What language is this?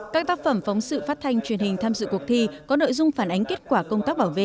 Vietnamese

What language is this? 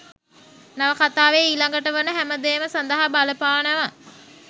Sinhala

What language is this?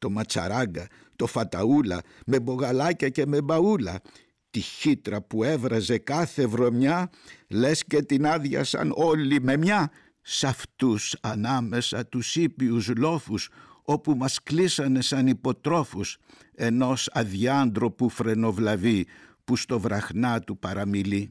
Greek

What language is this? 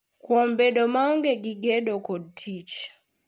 Luo (Kenya and Tanzania)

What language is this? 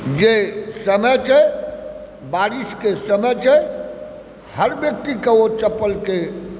Maithili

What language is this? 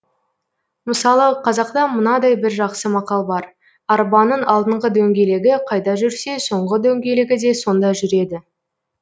Kazakh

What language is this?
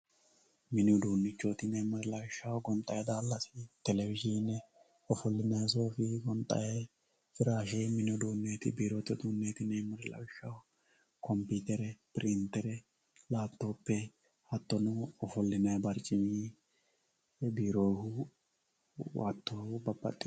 Sidamo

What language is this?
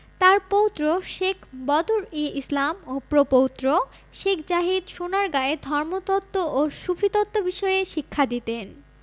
Bangla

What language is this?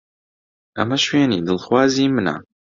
Central Kurdish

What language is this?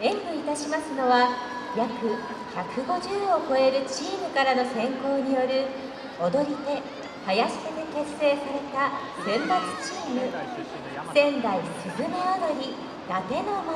Japanese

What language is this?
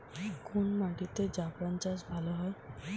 Bangla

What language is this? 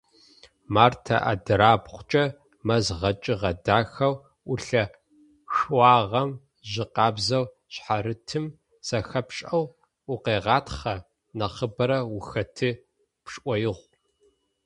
Adyghe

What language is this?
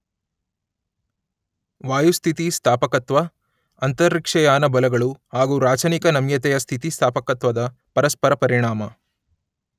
Kannada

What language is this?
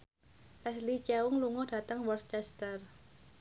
Javanese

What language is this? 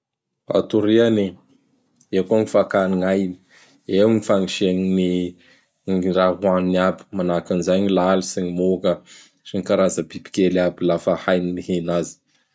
Bara Malagasy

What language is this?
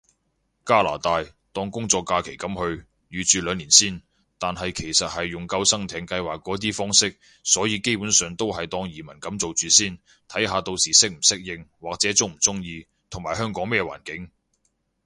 Cantonese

